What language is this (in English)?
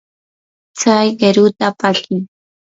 Yanahuanca Pasco Quechua